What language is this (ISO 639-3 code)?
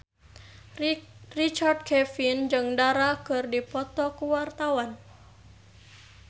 sun